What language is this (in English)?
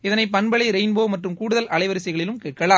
Tamil